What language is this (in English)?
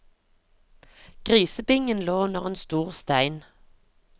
Norwegian